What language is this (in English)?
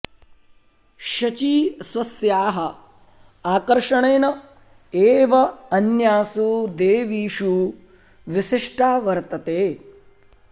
Sanskrit